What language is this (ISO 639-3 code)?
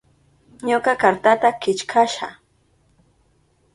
qup